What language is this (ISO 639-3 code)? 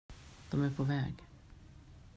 swe